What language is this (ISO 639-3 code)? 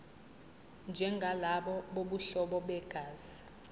zul